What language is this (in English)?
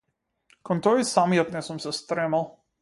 Macedonian